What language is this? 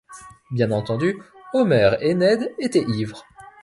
French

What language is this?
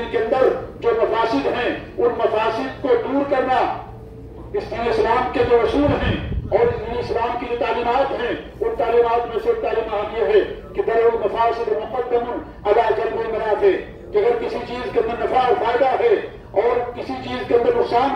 Hindi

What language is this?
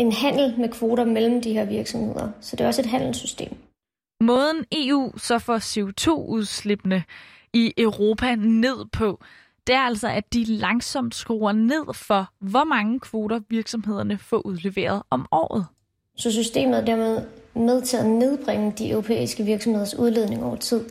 Danish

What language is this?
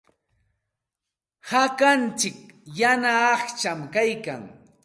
Santa Ana de Tusi Pasco Quechua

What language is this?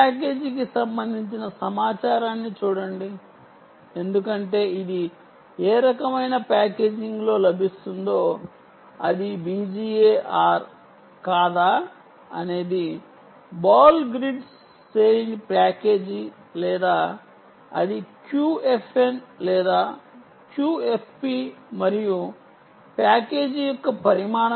Telugu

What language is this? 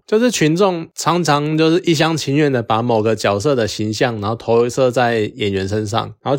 Chinese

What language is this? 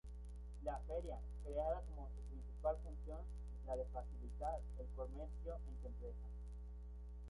Spanish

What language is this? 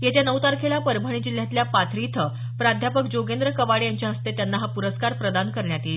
Marathi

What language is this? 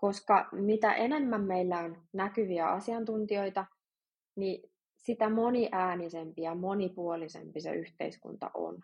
Finnish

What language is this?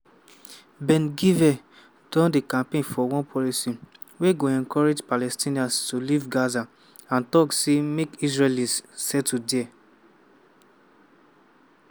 Nigerian Pidgin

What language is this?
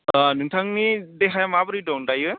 Bodo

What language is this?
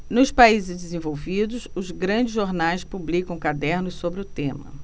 Portuguese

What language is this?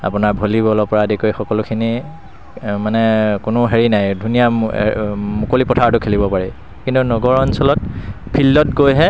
Assamese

